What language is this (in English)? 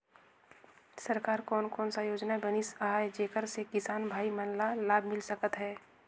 Chhattisgarhi